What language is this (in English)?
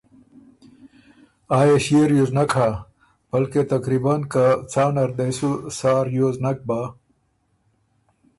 Ormuri